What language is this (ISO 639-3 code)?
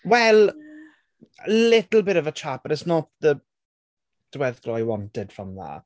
cym